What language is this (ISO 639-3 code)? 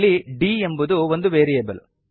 kan